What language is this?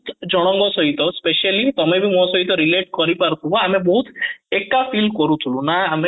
Odia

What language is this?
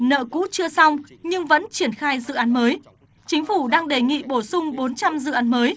Vietnamese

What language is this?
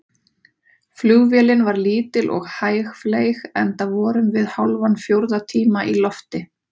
Icelandic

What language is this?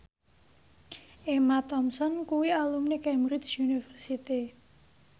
Javanese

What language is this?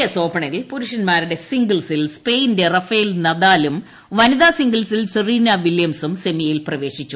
Malayalam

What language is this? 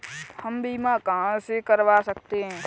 Hindi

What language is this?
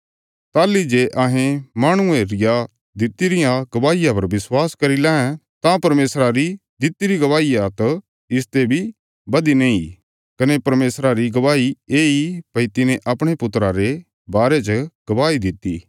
Bilaspuri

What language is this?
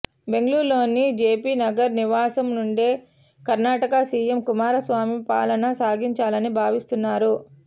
Telugu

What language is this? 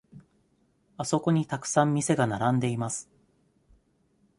Japanese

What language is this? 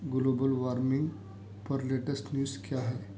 Urdu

